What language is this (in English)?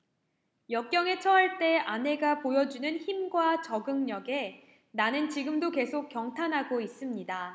Korean